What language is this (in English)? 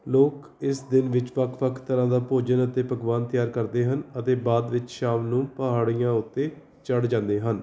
Punjabi